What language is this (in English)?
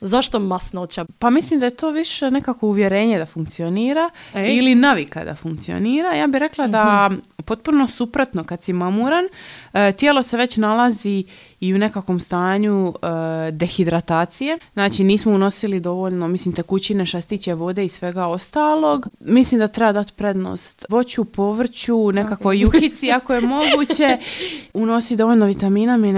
Croatian